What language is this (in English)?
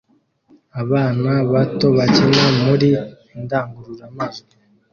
Kinyarwanda